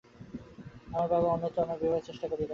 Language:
Bangla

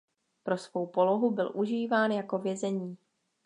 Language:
Czech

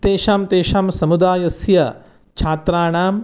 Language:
Sanskrit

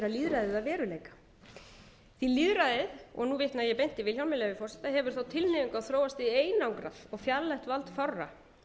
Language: Icelandic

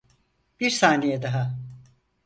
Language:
Turkish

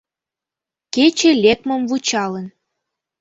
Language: Mari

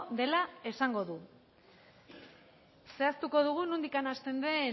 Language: Basque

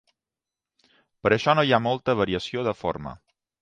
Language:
Catalan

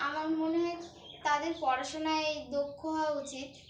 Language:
Bangla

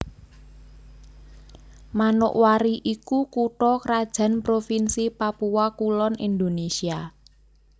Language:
Javanese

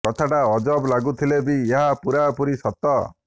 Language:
Odia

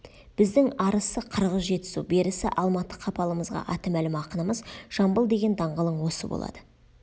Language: Kazakh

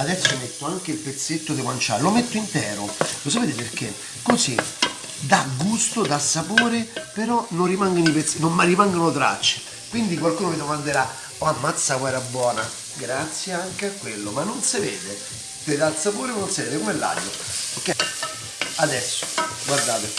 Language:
Italian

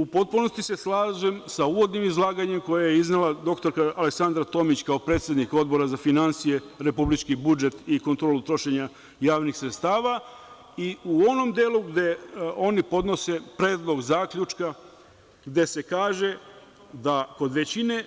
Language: Serbian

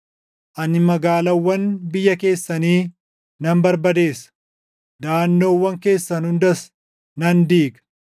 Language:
Oromo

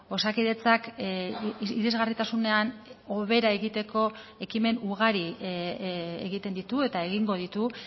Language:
Basque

